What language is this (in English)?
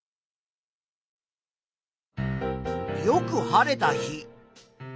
Japanese